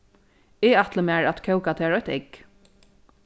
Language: Faroese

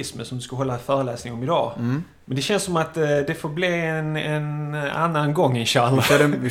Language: Swedish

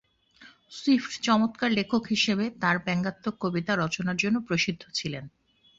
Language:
Bangla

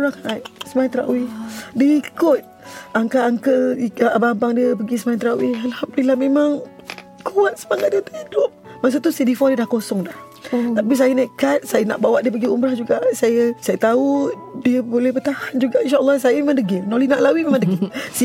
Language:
Malay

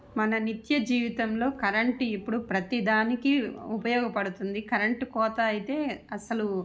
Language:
Telugu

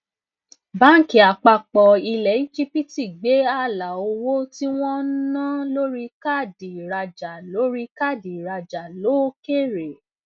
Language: Yoruba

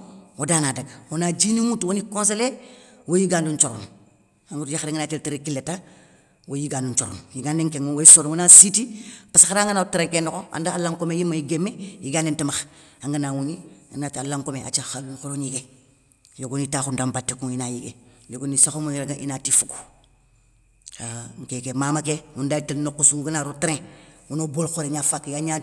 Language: Soninke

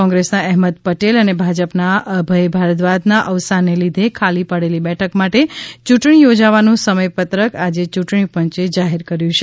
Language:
Gujarati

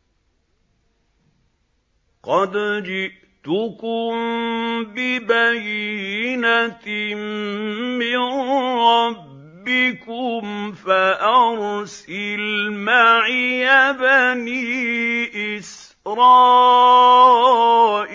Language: Arabic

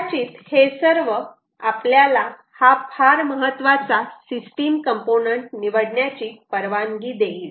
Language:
Marathi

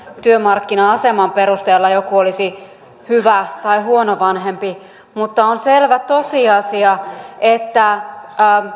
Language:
Finnish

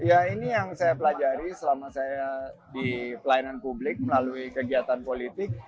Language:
Indonesian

